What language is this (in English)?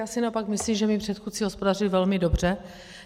Czech